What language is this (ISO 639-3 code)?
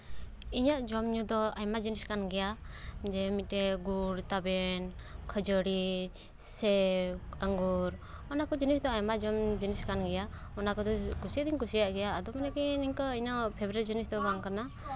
sat